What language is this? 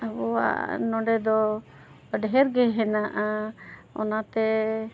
Santali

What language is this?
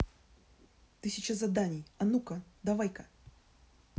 Russian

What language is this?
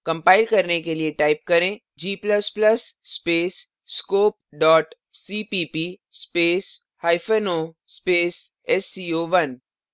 Hindi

